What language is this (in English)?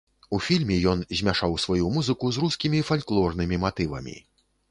Belarusian